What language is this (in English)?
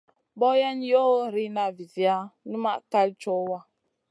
Masana